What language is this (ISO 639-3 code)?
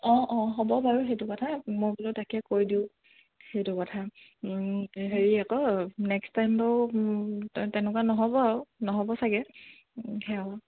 asm